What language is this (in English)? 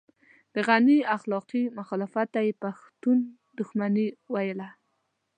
Pashto